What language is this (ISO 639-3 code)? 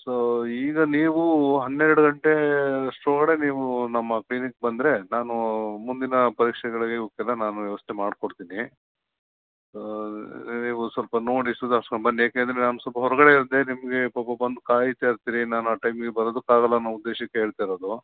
kan